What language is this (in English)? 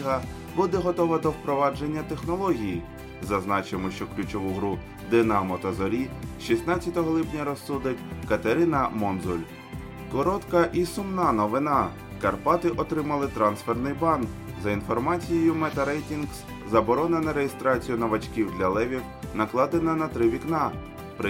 Ukrainian